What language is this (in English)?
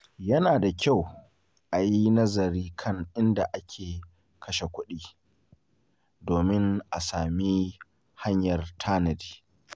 Hausa